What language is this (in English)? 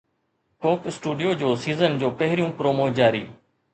Sindhi